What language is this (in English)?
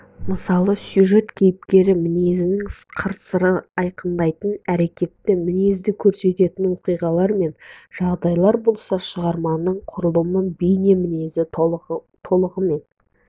Kazakh